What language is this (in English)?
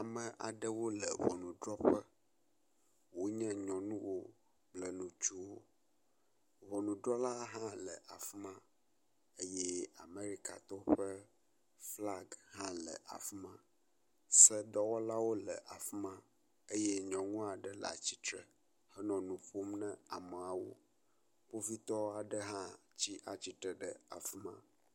Ewe